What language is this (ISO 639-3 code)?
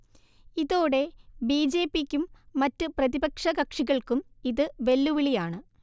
mal